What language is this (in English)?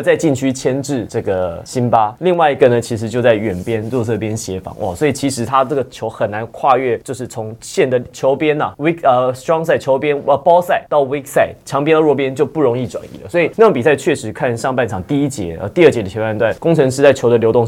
Chinese